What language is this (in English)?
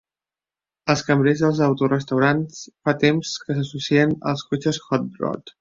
Catalan